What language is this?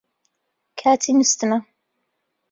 Central Kurdish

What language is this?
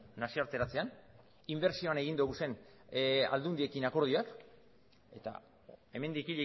Basque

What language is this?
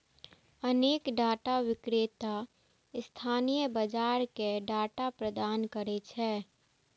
Maithili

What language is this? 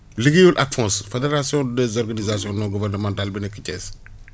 Wolof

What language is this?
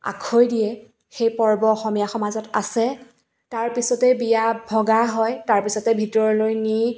Assamese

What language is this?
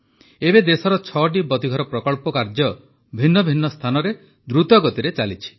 Odia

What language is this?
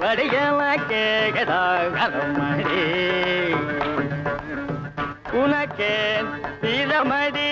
Indonesian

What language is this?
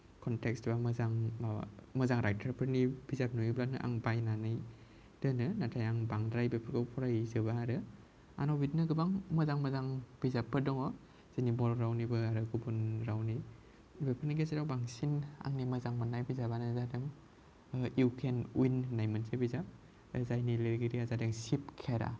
Bodo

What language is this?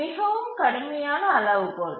Tamil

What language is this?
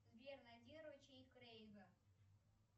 Russian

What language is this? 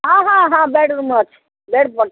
Odia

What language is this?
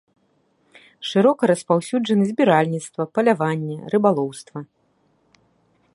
Belarusian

